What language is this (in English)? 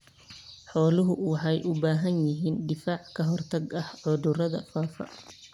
Somali